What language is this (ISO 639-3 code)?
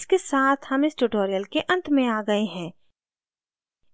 hin